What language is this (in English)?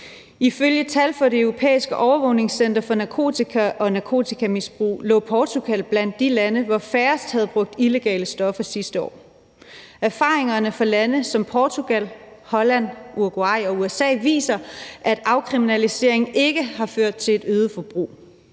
Danish